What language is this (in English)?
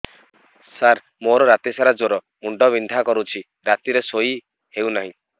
Odia